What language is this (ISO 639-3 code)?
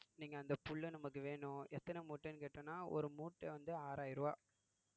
tam